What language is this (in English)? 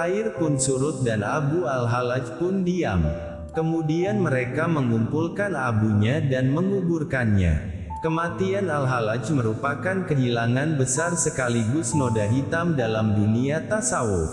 Indonesian